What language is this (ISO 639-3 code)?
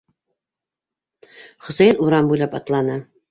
bak